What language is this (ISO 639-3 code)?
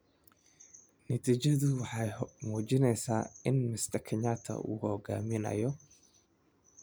som